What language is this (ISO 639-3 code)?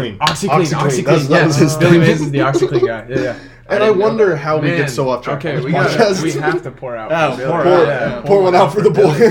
eng